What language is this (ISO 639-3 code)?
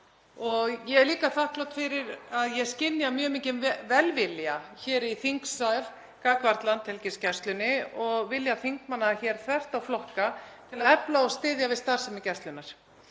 isl